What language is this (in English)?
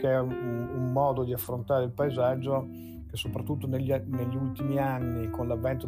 Italian